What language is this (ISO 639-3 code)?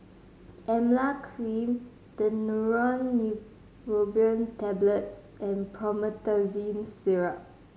eng